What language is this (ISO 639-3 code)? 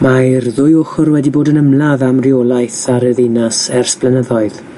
cym